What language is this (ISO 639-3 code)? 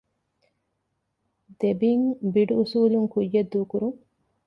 div